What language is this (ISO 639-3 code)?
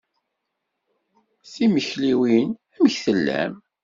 kab